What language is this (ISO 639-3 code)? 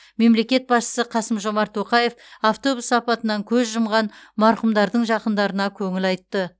kaz